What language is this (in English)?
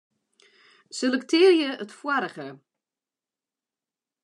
Western Frisian